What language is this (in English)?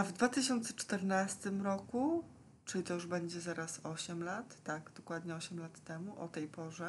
Polish